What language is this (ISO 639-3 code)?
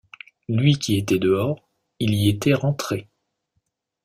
fra